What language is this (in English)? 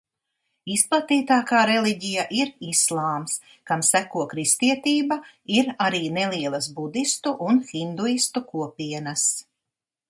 Latvian